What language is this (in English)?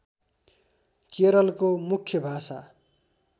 Nepali